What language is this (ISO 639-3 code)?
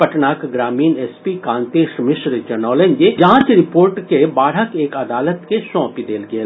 mai